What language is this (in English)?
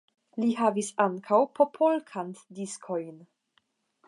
Esperanto